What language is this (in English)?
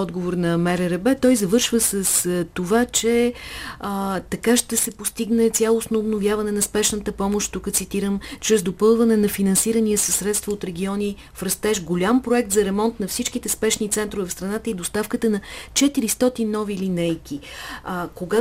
Bulgarian